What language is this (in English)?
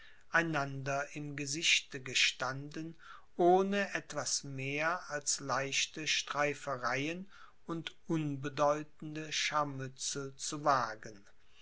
German